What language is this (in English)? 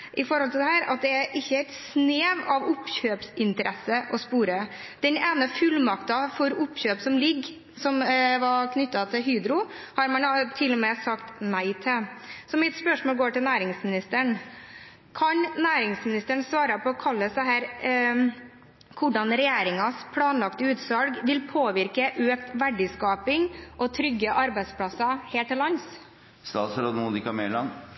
Norwegian Bokmål